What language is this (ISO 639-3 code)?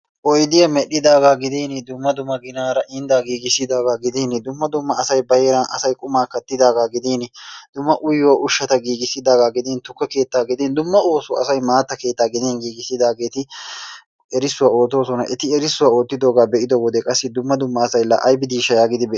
wal